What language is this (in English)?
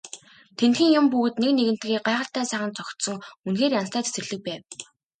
Mongolian